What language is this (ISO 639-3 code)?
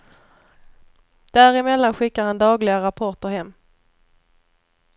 swe